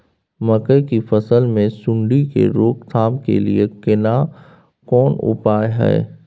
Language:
Maithili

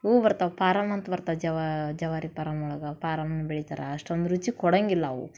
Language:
Kannada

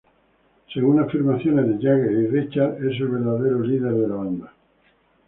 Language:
Spanish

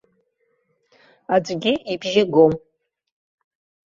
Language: Abkhazian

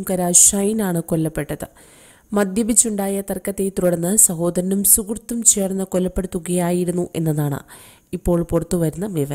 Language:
Arabic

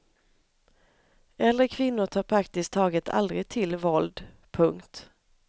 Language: Swedish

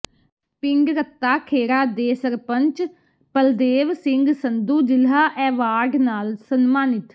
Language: Punjabi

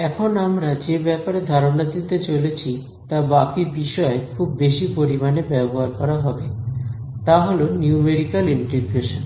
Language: Bangla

